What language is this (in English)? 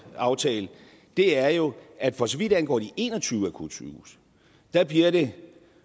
Danish